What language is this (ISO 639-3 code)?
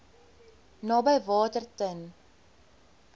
afr